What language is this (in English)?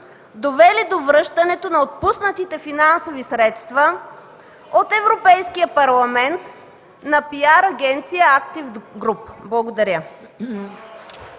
Bulgarian